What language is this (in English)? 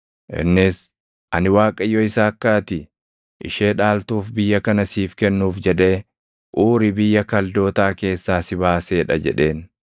Oromo